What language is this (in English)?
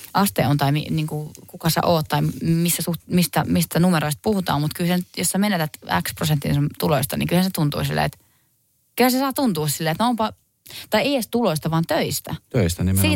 Finnish